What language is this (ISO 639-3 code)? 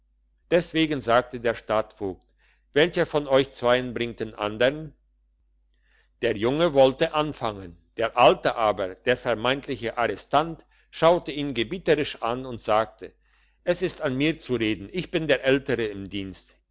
deu